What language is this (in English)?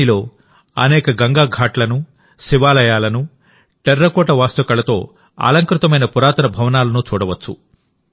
Telugu